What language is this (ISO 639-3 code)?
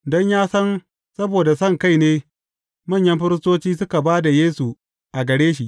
hau